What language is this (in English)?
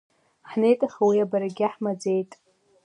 Abkhazian